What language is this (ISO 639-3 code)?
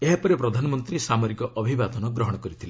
ori